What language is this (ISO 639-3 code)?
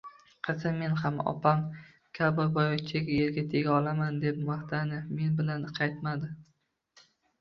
uzb